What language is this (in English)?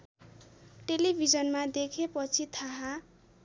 Nepali